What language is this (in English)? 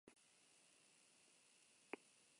Basque